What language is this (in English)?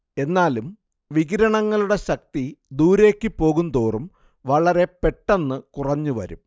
Malayalam